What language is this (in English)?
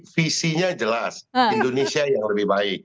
Indonesian